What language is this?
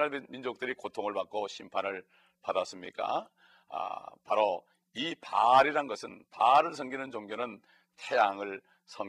Korean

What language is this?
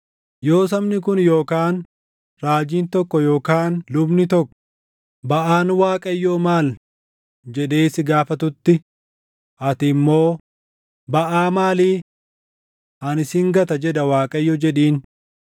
Oromo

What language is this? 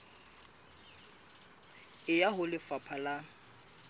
Southern Sotho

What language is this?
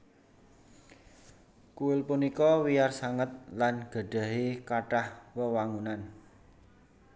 Javanese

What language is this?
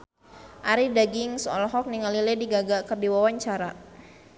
Sundanese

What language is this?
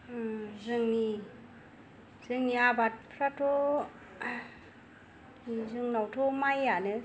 Bodo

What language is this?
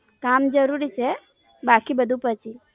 Gujarati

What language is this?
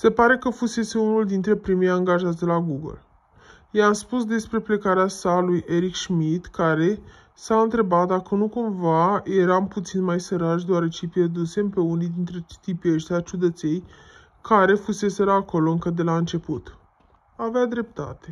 Romanian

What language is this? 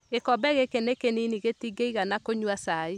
Kikuyu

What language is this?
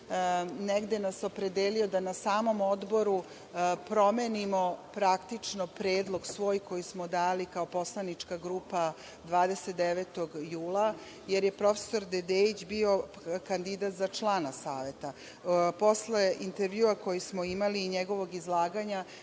Serbian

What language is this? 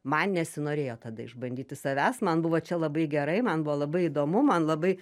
Lithuanian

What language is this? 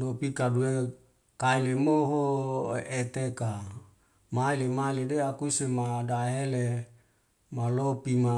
Wemale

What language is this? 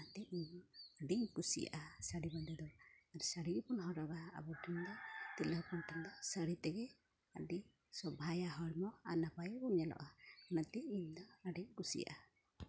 Santali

